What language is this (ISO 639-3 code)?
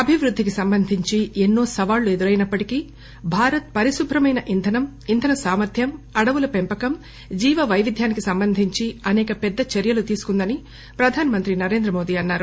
tel